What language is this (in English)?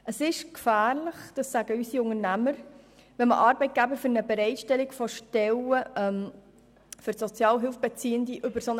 Swiss German